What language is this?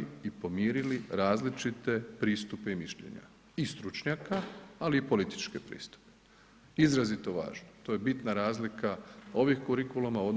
Croatian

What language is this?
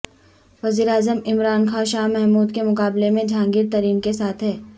Urdu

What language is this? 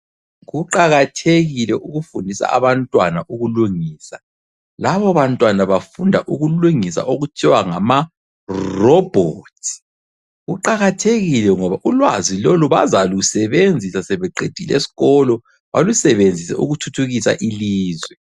North Ndebele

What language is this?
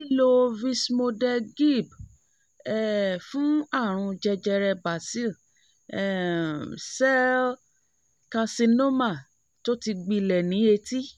Yoruba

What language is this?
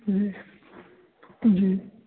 Punjabi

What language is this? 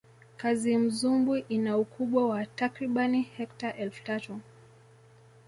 Swahili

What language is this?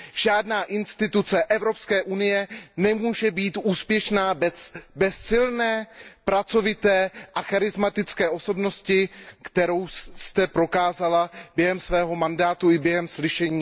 Czech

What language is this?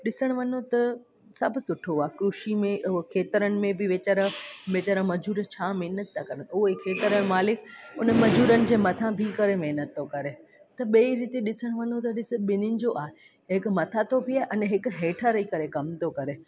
Sindhi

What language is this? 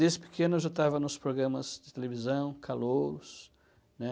Portuguese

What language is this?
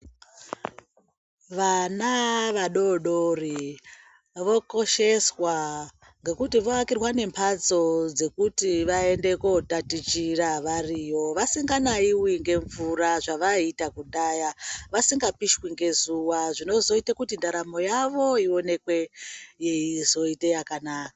Ndau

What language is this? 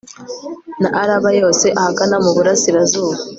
Kinyarwanda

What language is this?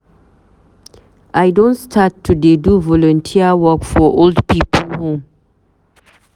Nigerian Pidgin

